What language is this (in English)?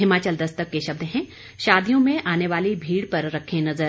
Hindi